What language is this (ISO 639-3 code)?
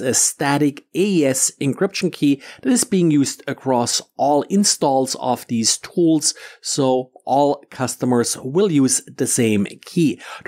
eng